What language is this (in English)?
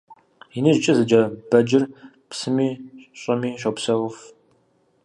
Kabardian